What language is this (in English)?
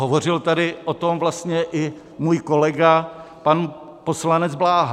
Czech